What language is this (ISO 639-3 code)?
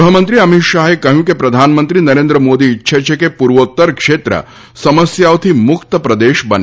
guj